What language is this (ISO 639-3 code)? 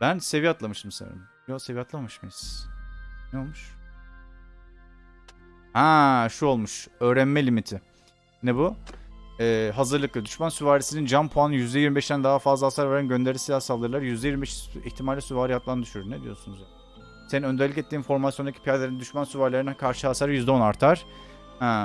tur